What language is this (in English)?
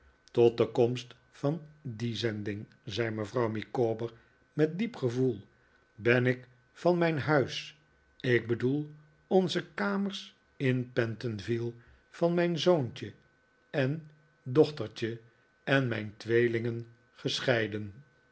Dutch